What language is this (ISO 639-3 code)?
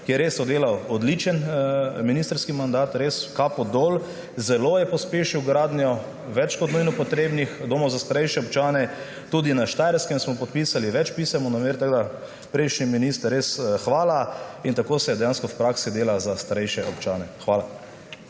slv